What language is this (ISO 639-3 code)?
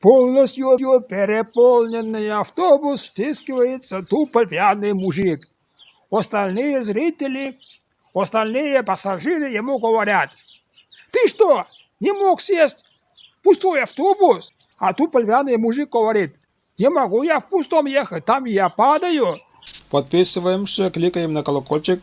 rus